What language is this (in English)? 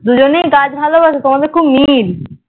Bangla